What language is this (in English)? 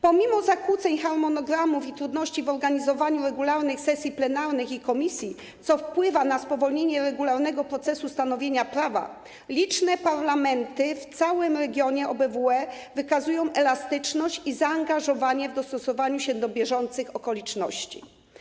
Polish